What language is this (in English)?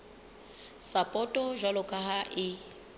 Southern Sotho